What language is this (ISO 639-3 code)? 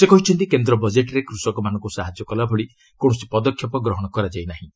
ori